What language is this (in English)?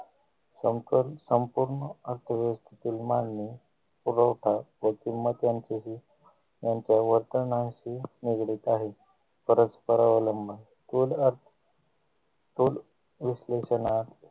Marathi